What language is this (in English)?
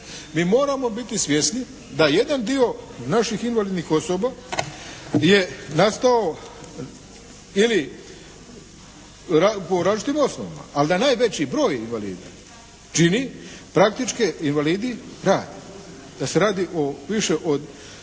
Croatian